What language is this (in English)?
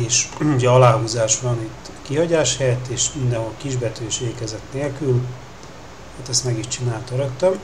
Hungarian